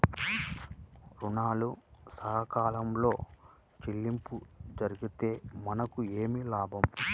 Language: Telugu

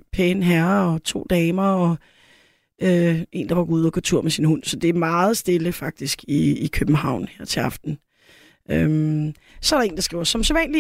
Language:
Danish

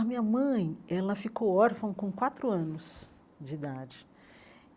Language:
Portuguese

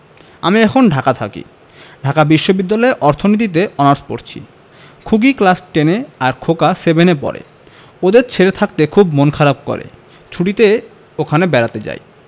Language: Bangla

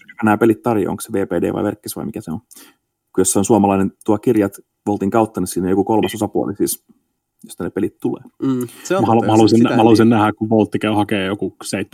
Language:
Finnish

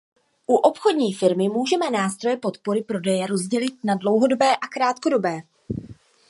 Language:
Czech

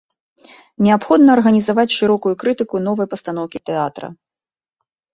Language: Belarusian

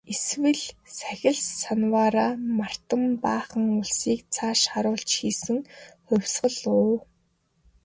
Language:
Mongolian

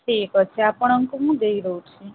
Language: Odia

